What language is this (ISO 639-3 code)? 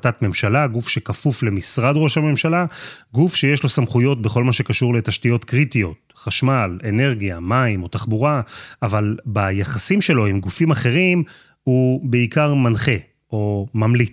heb